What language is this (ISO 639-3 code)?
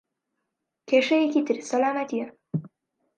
ckb